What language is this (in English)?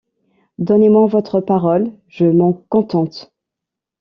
French